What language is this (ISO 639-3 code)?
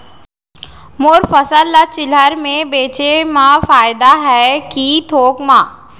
hne